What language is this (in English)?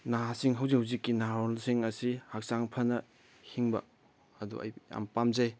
Manipuri